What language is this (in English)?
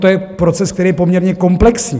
Czech